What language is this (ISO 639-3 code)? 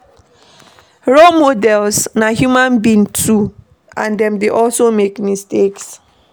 pcm